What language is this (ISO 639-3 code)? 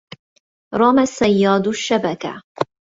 ara